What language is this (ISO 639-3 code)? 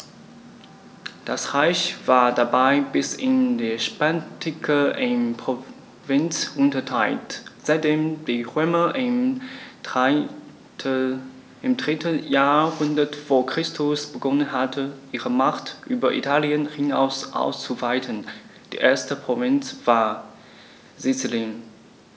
deu